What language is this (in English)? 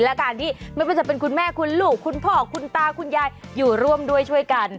Thai